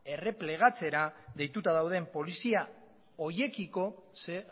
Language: Basque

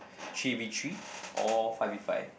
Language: English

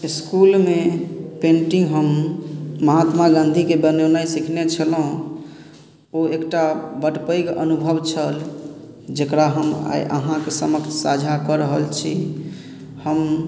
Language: Maithili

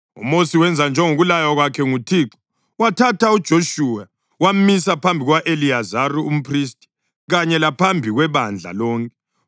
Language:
North Ndebele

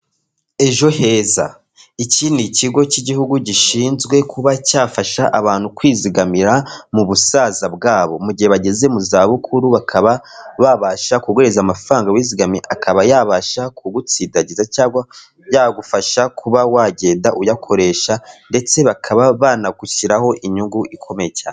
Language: Kinyarwanda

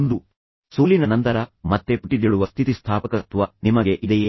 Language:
Kannada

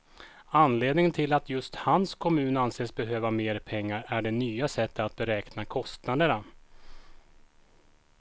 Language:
Swedish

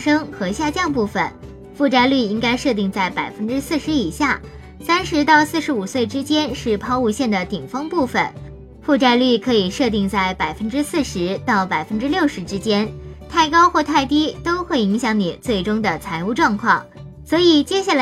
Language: Chinese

